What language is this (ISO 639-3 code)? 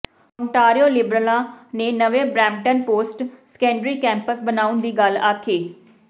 pan